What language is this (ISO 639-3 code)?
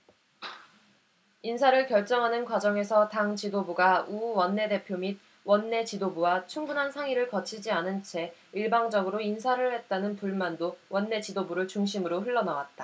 kor